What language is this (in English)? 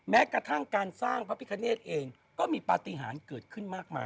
Thai